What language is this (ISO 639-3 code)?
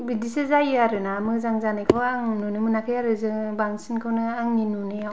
brx